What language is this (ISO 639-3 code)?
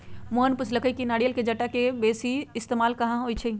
mag